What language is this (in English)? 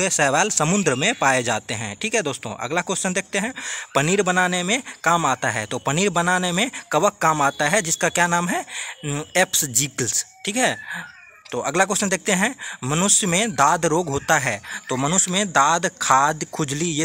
Hindi